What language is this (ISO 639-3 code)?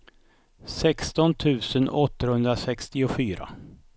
swe